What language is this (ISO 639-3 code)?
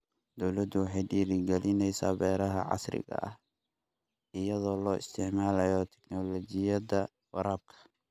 som